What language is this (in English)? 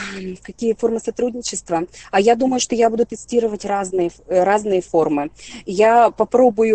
Russian